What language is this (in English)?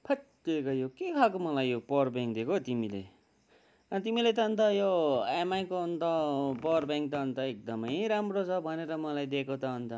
Nepali